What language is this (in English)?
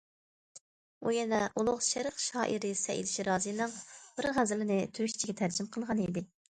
Uyghur